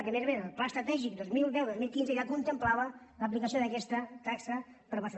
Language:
Catalan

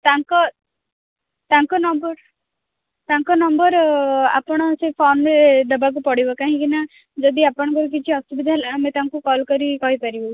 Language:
Odia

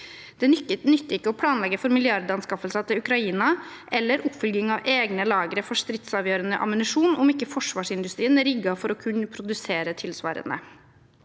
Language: Norwegian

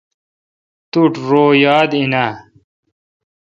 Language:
Kalkoti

